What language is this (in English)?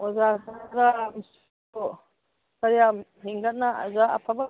Manipuri